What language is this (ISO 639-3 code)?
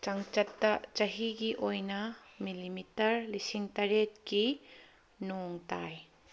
mni